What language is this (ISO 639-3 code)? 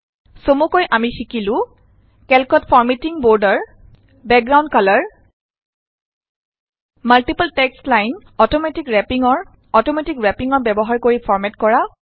asm